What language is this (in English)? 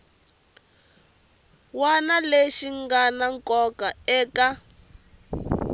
Tsonga